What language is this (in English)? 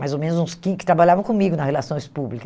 Portuguese